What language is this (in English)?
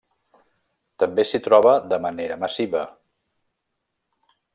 Catalan